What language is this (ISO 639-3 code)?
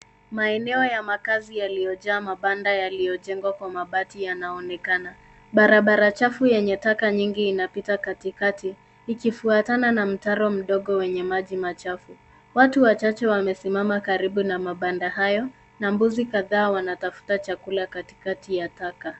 swa